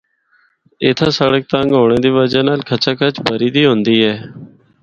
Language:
Northern Hindko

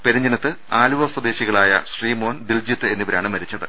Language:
Malayalam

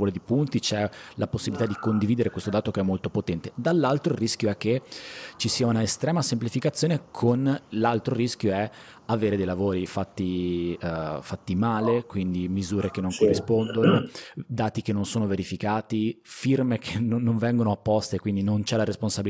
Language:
Italian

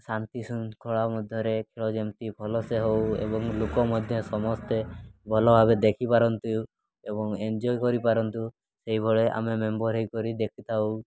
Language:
Odia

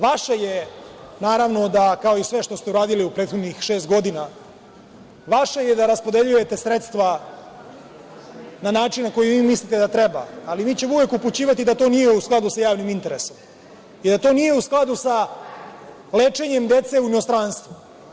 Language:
Serbian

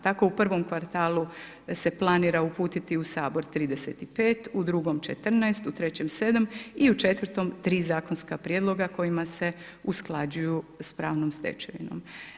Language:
Croatian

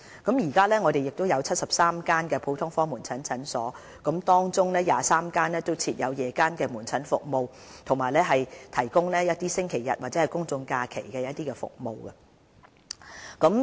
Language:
Cantonese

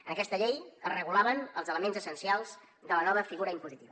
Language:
Catalan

